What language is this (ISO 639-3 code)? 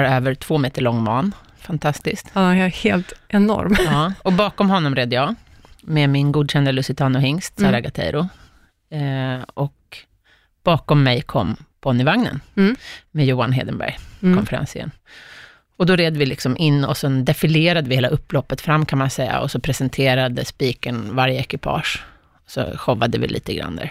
swe